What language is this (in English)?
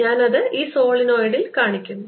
Malayalam